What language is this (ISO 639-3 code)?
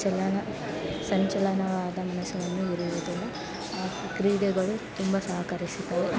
kan